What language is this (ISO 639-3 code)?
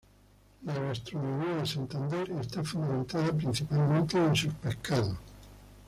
spa